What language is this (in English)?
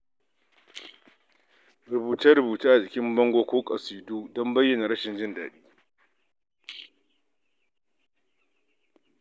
Hausa